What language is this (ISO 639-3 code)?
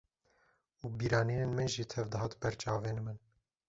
kur